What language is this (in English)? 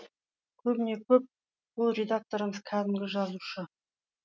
Kazakh